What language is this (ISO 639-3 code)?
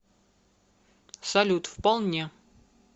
rus